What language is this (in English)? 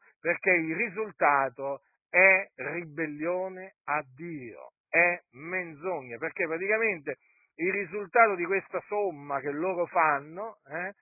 Italian